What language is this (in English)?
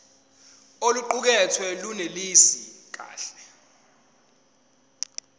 Zulu